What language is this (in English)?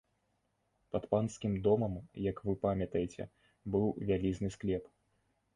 Belarusian